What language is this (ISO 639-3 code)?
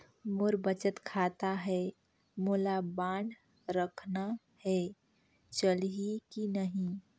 hne